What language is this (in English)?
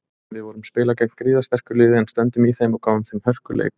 Icelandic